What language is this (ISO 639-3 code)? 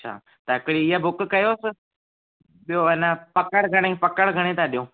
snd